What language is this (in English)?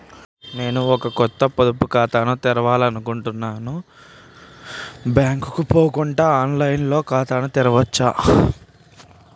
Telugu